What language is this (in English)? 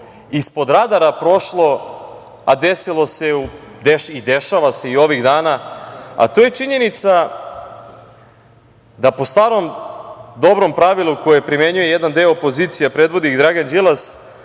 Serbian